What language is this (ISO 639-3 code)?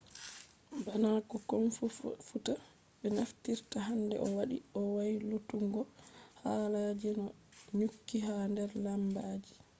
ful